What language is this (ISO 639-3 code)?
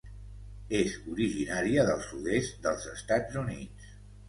cat